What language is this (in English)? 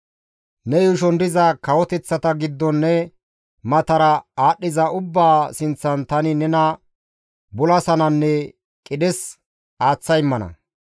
Gamo